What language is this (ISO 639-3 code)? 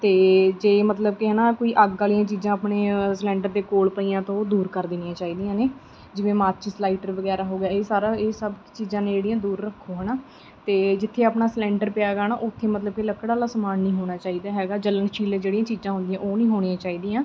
pan